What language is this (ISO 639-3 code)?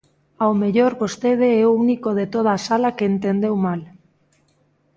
glg